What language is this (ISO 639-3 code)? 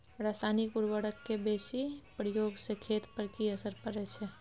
mai